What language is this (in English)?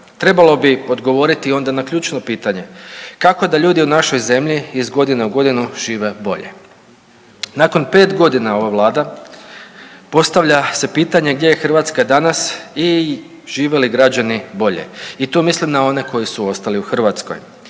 Croatian